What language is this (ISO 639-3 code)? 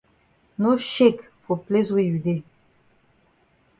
wes